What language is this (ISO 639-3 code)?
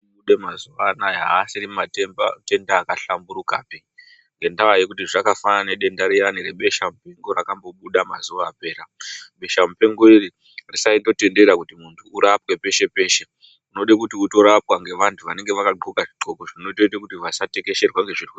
ndc